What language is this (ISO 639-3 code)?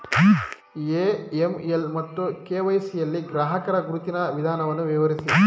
kan